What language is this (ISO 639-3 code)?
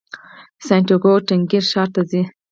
pus